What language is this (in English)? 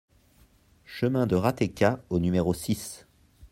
French